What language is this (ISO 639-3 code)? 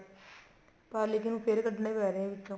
pan